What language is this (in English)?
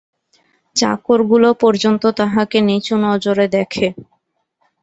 Bangla